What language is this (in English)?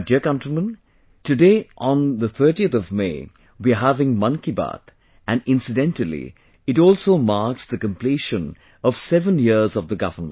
English